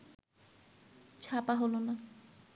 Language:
Bangla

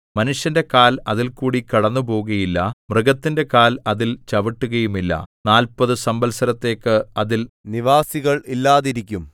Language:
Malayalam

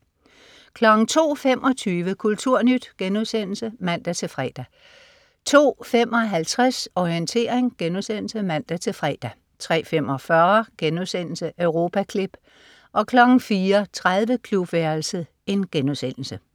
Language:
Danish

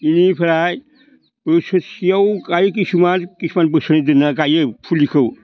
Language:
Bodo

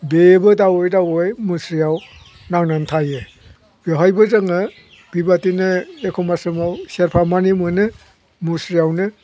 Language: Bodo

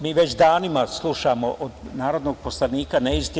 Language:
Serbian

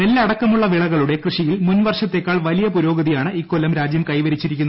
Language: Malayalam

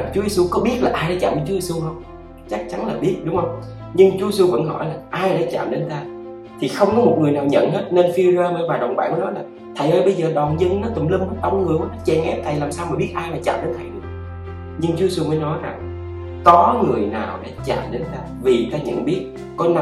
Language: Vietnamese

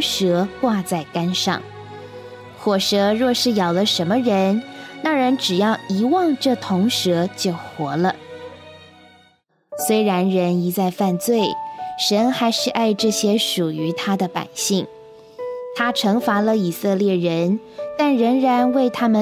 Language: Chinese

